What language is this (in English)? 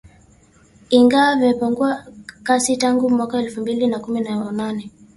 Swahili